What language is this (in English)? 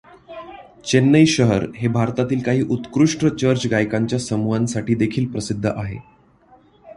Marathi